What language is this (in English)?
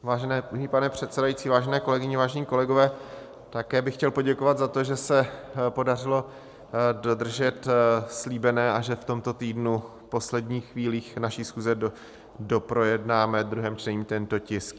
Czech